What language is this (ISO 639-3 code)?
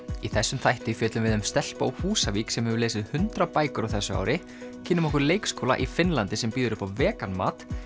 isl